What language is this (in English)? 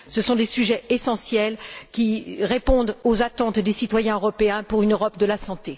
French